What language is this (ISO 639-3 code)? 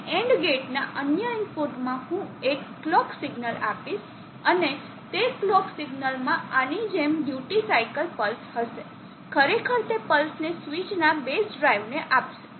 guj